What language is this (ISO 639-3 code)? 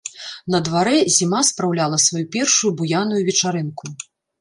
bel